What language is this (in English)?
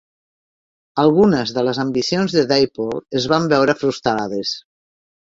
Catalan